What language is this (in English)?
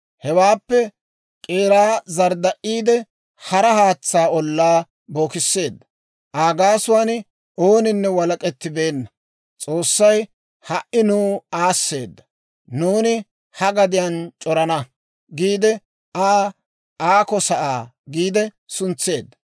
Dawro